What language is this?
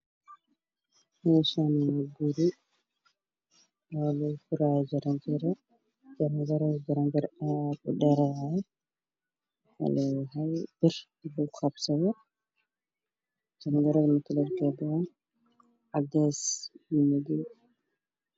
Somali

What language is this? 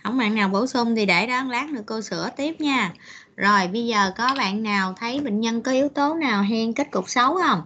Vietnamese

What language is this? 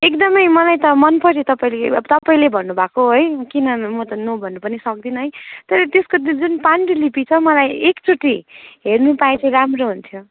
Nepali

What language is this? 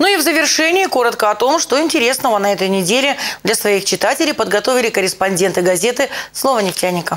Russian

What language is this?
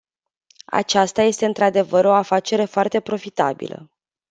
Romanian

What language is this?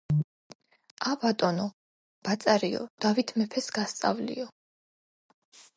Georgian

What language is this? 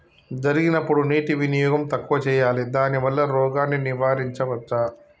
Telugu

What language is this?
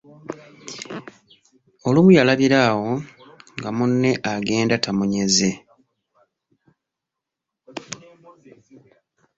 Ganda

